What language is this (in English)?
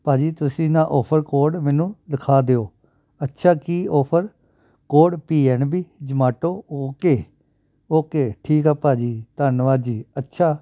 Punjabi